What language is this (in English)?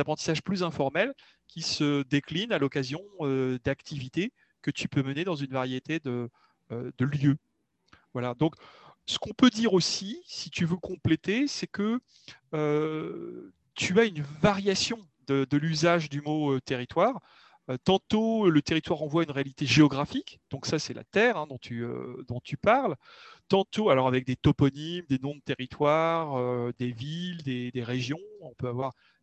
French